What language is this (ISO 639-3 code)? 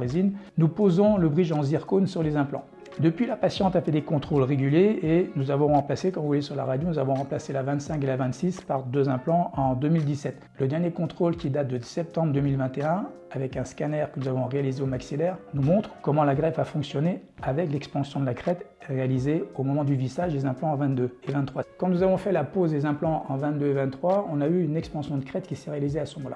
fra